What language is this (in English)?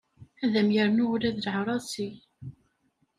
Kabyle